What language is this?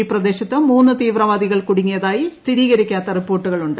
Malayalam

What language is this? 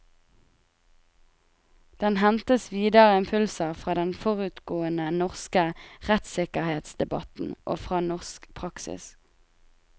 Norwegian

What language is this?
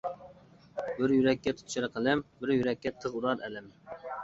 Uyghur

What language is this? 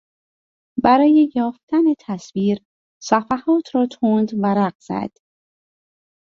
Persian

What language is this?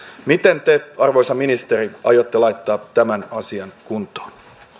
Finnish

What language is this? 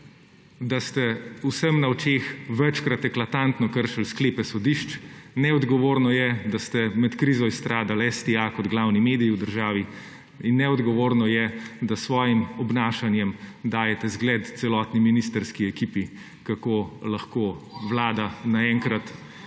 Slovenian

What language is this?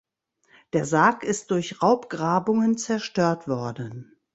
German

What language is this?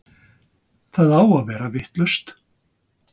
Icelandic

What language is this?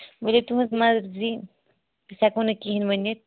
Kashmiri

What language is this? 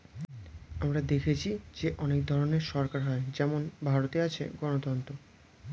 Bangla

